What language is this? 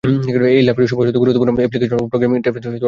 Bangla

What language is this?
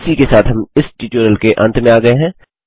Hindi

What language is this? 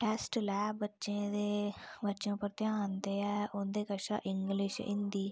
Dogri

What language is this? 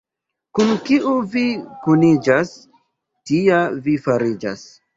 Esperanto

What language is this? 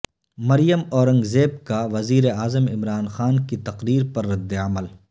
Urdu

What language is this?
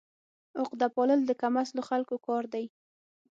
Pashto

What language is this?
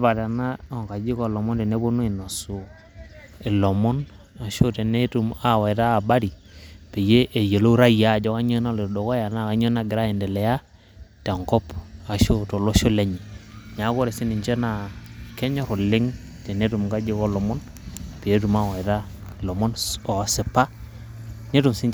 Masai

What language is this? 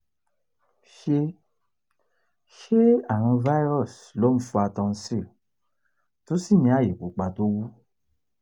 Yoruba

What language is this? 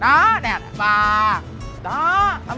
Vietnamese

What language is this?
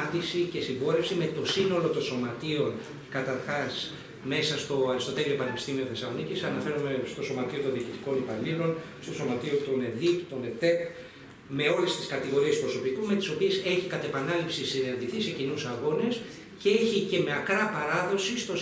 Greek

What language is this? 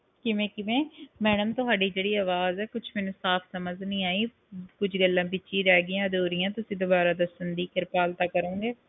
Punjabi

